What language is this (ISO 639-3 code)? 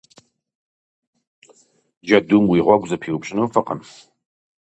kbd